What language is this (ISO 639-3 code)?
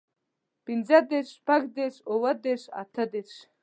pus